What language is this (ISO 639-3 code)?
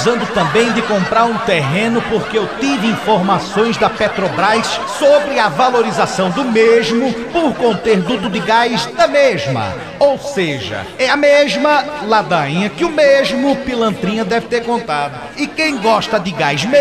por